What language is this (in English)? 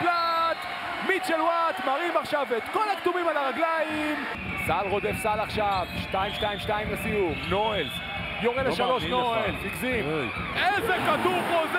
Hebrew